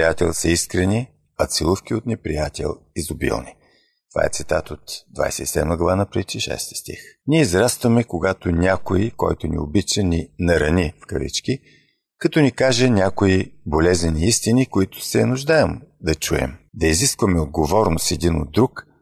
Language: Bulgarian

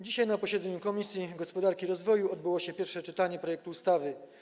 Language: Polish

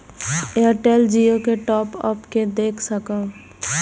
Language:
Maithili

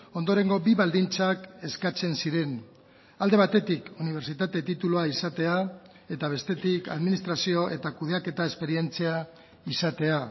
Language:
Basque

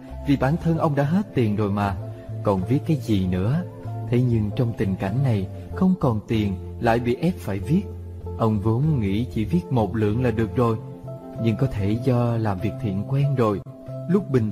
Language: Vietnamese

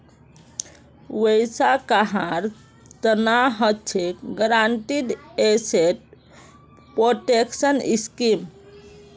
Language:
Magahi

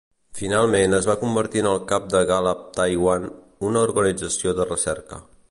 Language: Catalan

